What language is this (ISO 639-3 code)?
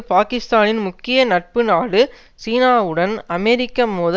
tam